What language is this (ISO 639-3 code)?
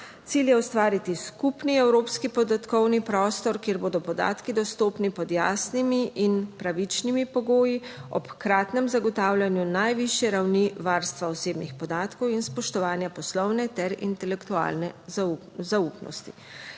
slv